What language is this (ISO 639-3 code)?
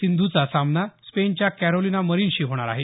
mar